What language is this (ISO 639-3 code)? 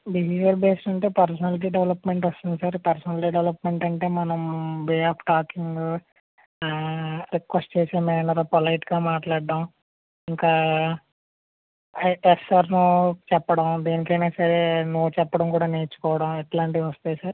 tel